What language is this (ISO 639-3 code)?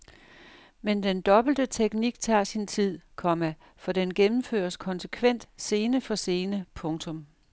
dan